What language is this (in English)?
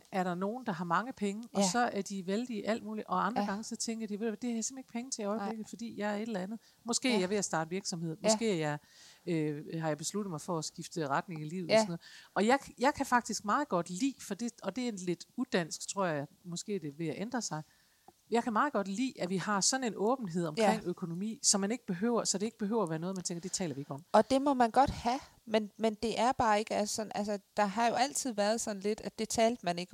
Danish